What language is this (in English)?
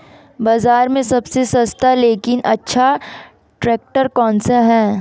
Hindi